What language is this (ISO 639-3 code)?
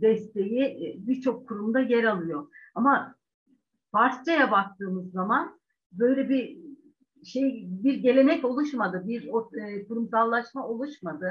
tur